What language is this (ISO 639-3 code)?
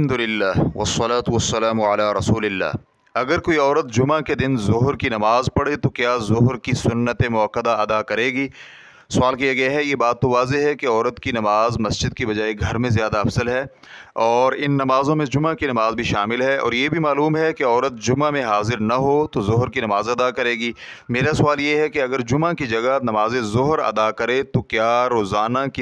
ara